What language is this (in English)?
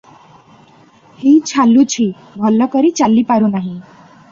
Odia